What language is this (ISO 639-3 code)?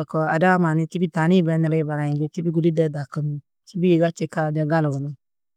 tuq